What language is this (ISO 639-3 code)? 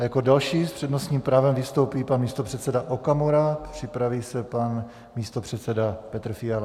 ces